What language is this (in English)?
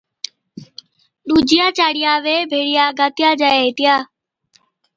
Od